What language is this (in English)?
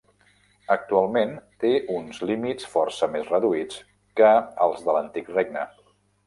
Catalan